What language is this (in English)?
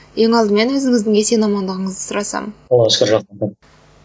Kazakh